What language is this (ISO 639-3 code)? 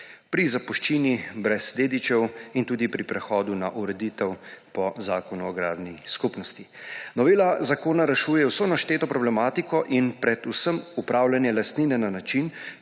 slv